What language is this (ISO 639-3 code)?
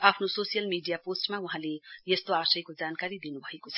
nep